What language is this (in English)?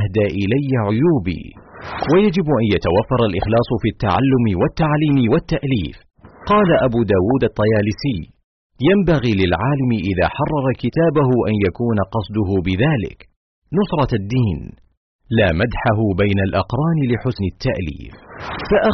Arabic